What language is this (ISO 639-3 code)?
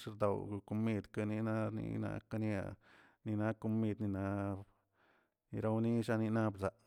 zts